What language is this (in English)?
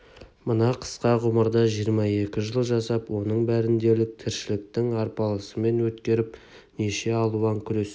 Kazakh